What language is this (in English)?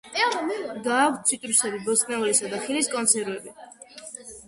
Georgian